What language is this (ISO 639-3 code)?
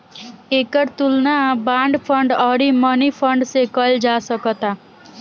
bho